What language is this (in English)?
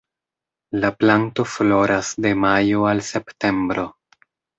Esperanto